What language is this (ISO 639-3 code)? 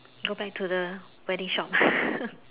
eng